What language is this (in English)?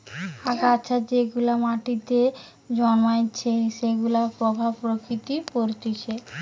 Bangla